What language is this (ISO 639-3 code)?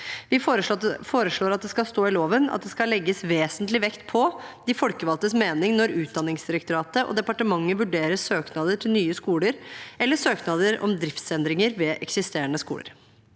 nor